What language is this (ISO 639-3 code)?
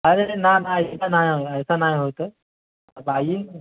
hin